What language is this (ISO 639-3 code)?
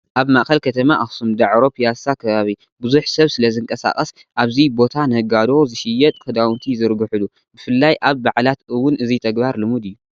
tir